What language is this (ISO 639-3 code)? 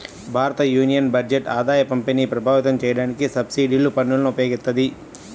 tel